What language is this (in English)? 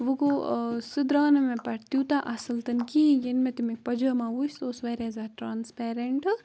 Kashmiri